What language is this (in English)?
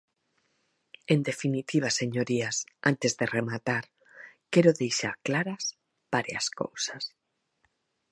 Galician